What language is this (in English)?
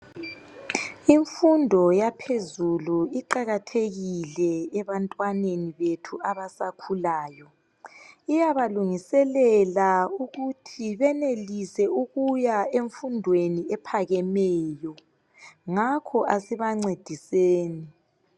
North Ndebele